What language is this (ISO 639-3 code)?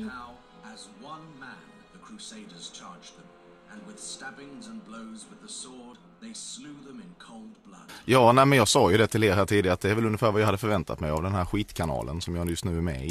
swe